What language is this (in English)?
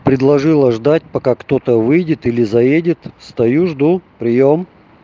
Russian